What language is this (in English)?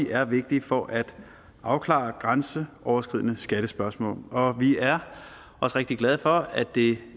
Danish